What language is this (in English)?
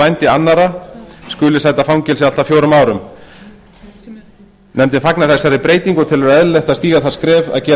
Icelandic